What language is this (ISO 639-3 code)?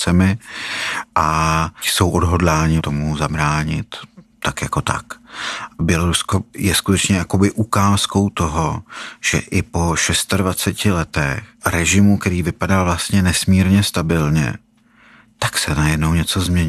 ces